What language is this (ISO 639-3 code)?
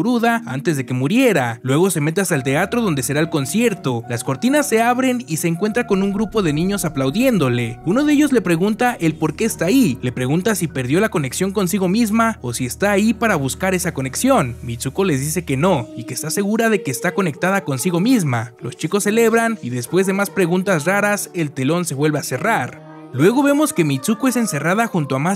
spa